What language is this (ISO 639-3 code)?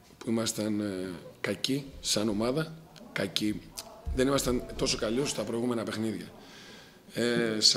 ell